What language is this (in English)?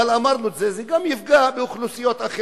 Hebrew